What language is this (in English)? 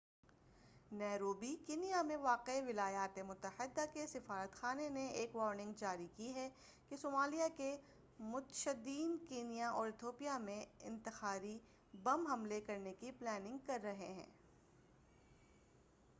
Urdu